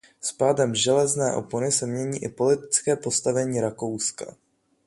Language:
Czech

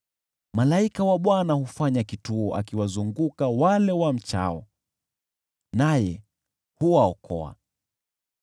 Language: Swahili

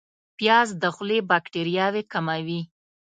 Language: Pashto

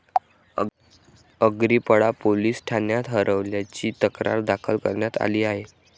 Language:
Marathi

